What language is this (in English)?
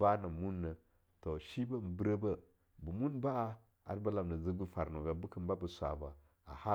Longuda